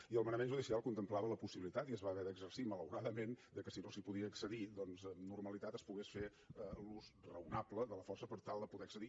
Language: Catalan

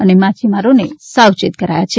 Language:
Gujarati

